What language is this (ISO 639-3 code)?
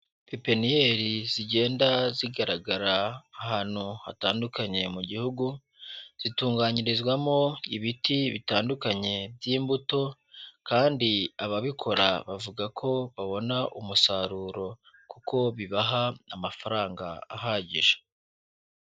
kin